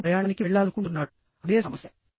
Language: Telugu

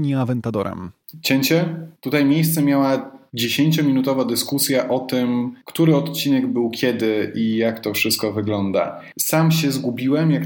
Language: Polish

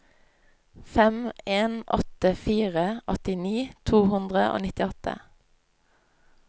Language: Norwegian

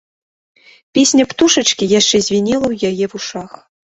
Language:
Belarusian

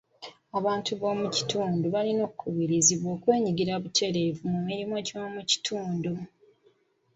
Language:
Ganda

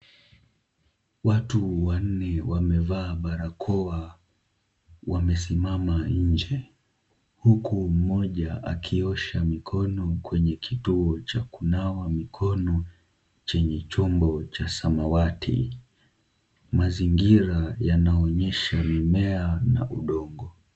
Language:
Swahili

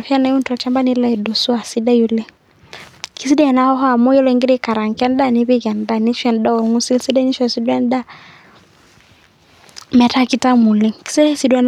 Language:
Masai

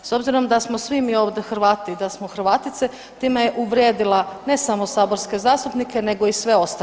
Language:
Croatian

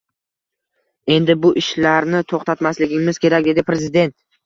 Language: Uzbek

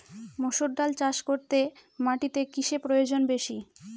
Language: Bangla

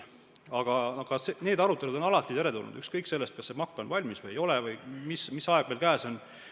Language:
Estonian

